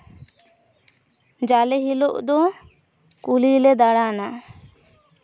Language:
Santali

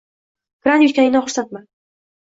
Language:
Uzbek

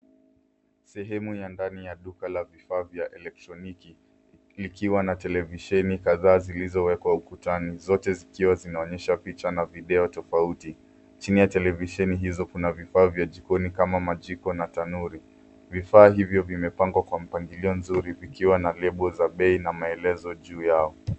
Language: Swahili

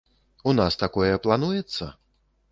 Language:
Belarusian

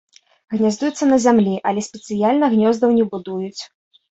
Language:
Belarusian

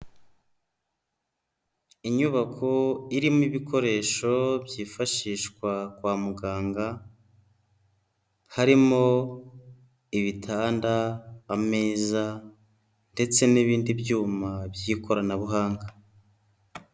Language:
Kinyarwanda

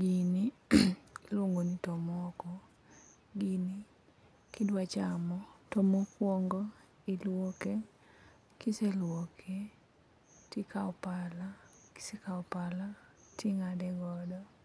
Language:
Luo (Kenya and Tanzania)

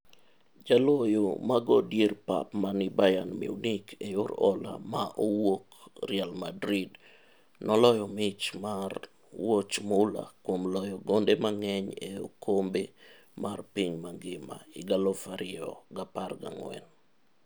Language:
Luo (Kenya and Tanzania)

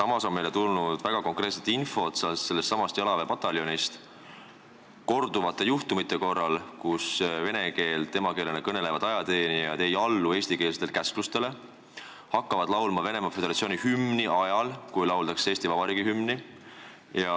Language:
Estonian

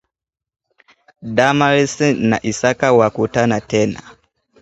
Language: Swahili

